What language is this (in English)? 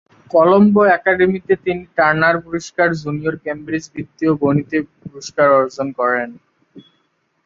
Bangla